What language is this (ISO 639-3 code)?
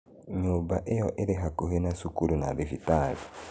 kik